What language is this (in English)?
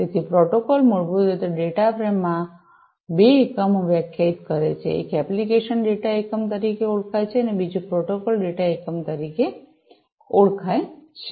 Gujarati